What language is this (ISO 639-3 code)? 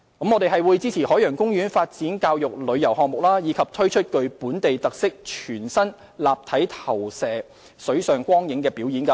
yue